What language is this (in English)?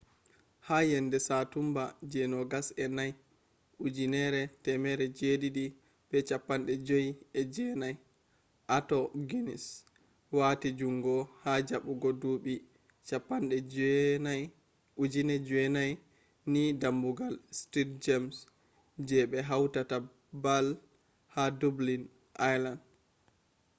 Fula